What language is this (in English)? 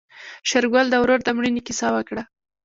Pashto